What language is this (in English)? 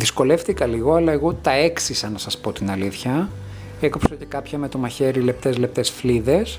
Greek